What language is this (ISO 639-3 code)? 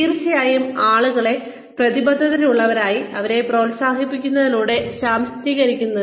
mal